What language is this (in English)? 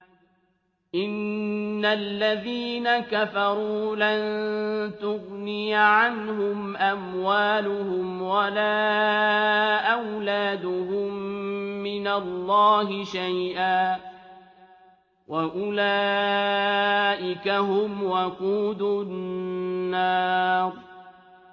Arabic